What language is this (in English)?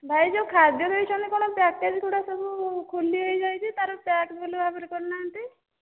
Odia